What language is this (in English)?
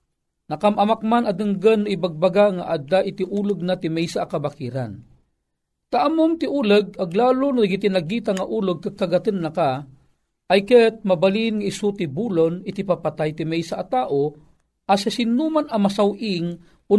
Filipino